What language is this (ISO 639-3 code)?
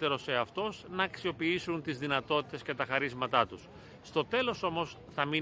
ell